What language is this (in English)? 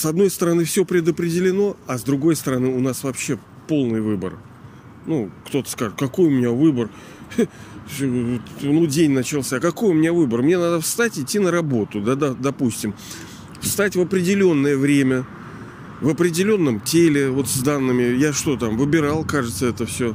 Russian